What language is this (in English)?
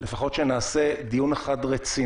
Hebrew